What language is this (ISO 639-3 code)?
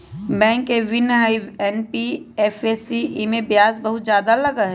mag